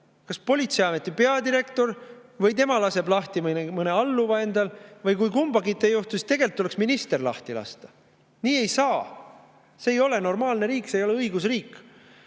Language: Estonian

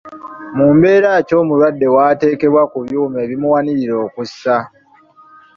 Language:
Ganda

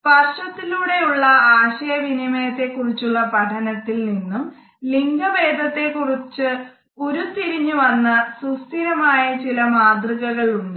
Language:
Malayalam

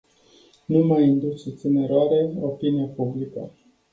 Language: Romanian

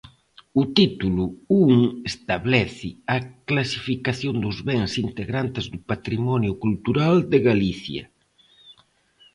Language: Galician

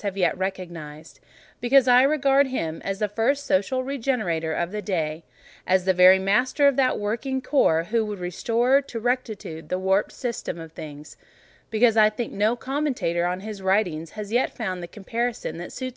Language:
English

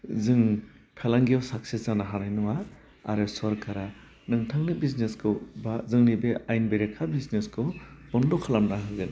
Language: Bodo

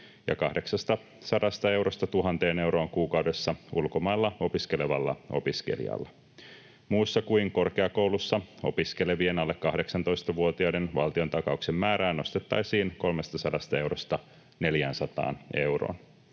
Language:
Finnish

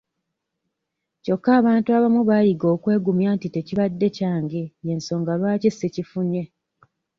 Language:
Ganda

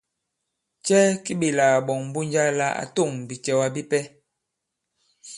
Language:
Bankon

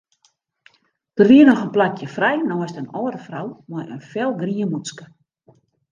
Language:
Western Frisian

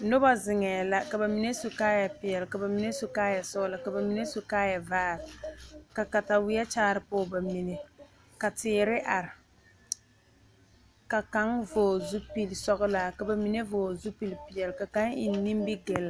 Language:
Southern Dagaare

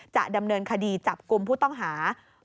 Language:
Thai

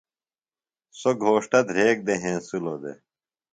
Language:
Phalura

